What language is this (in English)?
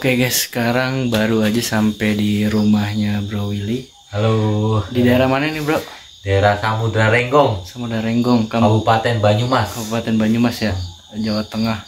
Indonesian